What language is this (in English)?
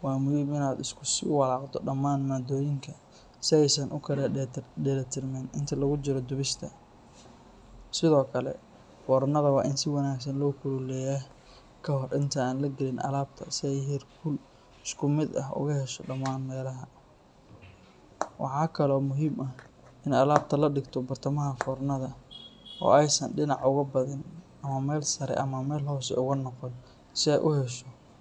Somali